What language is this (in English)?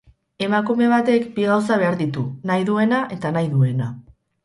Basque